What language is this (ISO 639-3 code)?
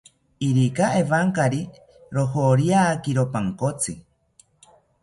cpy